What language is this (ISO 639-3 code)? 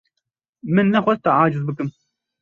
kur